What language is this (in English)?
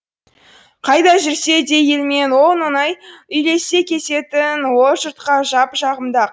Kazakh